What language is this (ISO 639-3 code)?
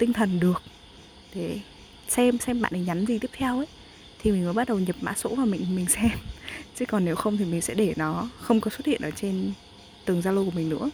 vie